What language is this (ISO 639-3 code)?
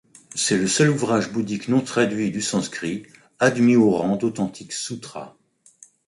fra